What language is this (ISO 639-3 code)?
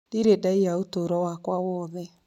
kik